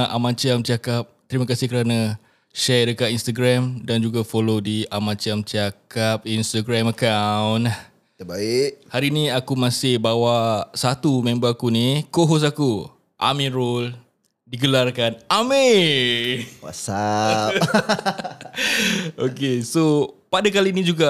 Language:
Malay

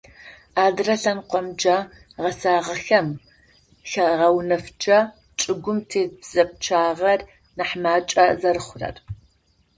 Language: Adyghe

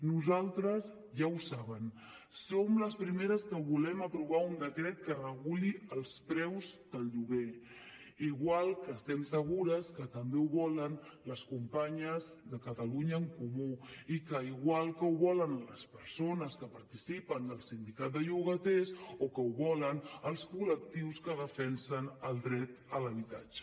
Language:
Catalan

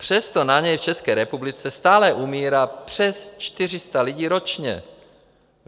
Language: Czech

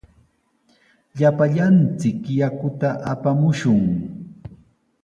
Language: Sihuas Ancash Quechua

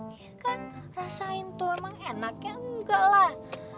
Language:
Indonesian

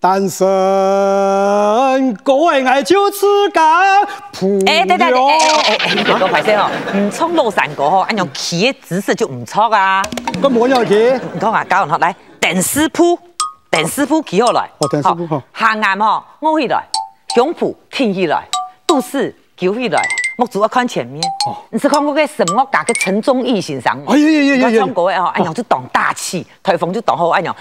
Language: Chinese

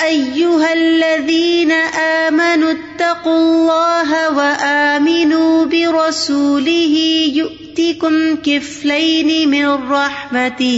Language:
Urdu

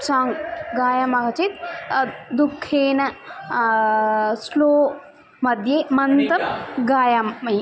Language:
Sanskrit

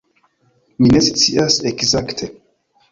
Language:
Esperanto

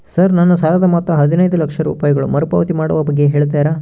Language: Kannada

